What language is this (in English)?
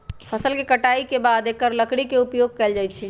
Magahi